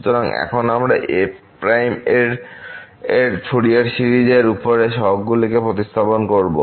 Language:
Bangla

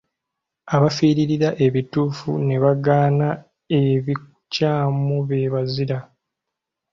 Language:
Ganda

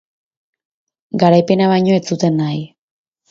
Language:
Basque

